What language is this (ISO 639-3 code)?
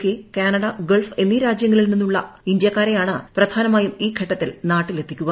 mal